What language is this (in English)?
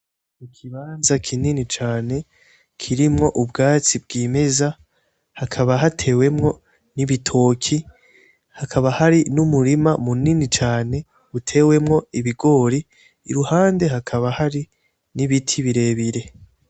Rundi